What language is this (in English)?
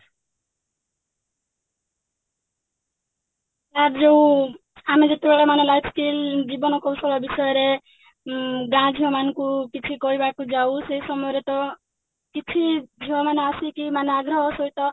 Odia